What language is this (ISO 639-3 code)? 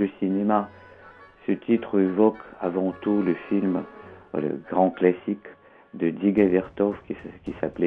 fra